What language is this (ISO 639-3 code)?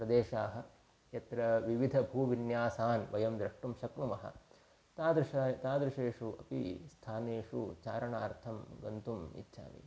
san